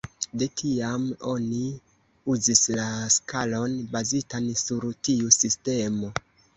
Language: Esperanto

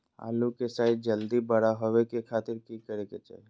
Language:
Magahi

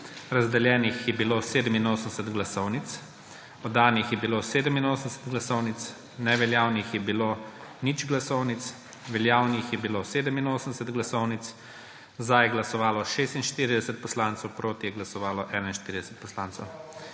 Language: Slovenian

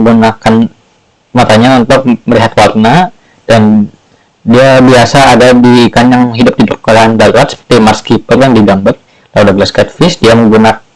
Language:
Indonesian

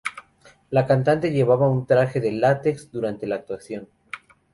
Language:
Spanish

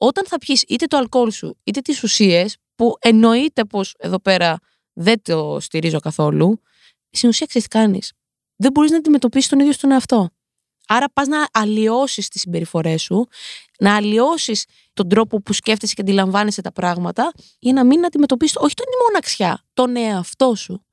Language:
Greek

